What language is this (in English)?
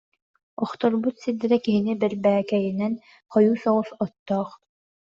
Yakut